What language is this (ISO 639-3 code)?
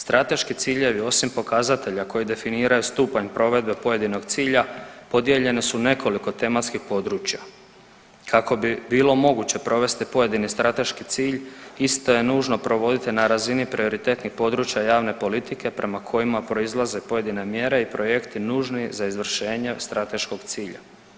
hrv